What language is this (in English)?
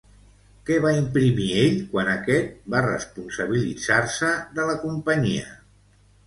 Catalan